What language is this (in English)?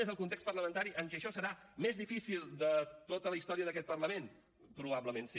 Catalan